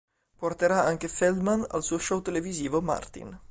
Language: Italian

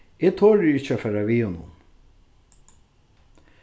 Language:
Faroese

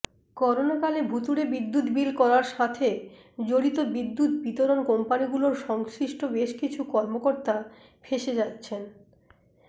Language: Bangla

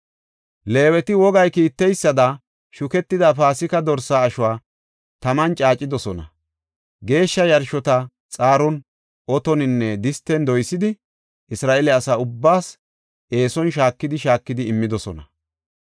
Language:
Gofa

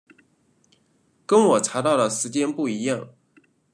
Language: Chinese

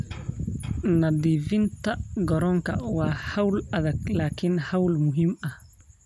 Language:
Somali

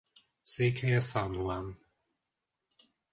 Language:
Hungarian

